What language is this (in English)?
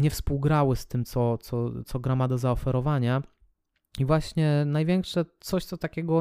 Polish